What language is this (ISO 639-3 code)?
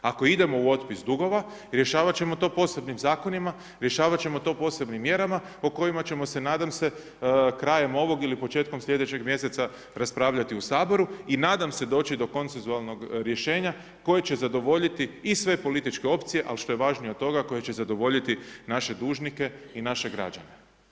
hrv